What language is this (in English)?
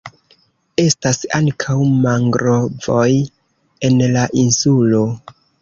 Esperanto